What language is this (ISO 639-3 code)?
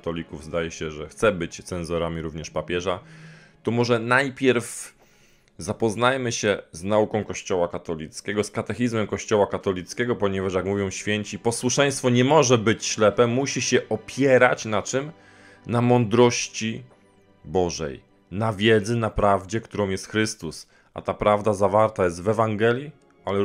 pol